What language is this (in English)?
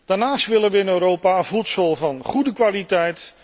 Dutch